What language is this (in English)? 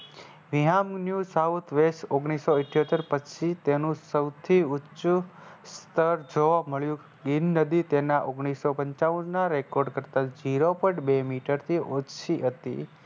Gujarati